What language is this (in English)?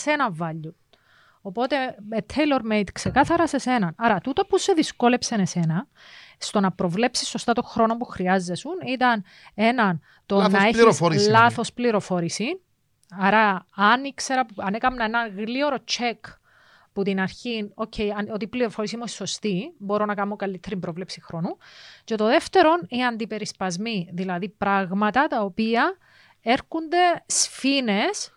Greek